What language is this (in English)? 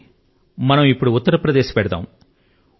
Telugu